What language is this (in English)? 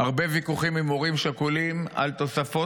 Hebrew